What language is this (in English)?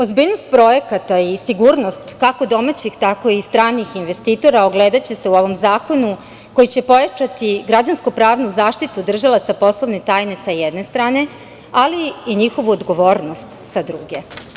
Serbian